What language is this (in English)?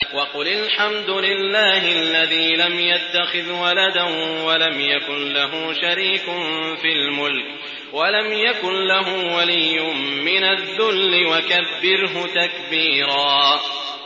Arabic